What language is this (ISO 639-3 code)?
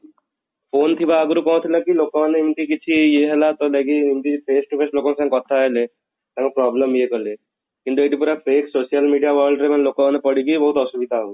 ori